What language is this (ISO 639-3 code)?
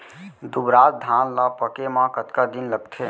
hne